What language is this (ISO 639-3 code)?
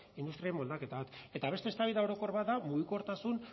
eus